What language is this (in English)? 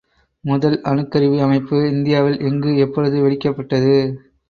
Tamil